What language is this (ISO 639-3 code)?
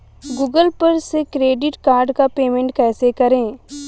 hin